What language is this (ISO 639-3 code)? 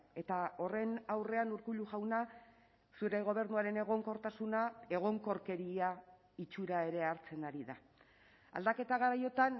eus